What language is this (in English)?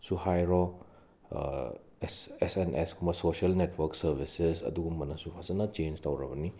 Manipuri